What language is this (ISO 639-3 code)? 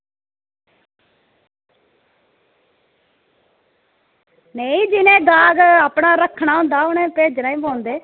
doi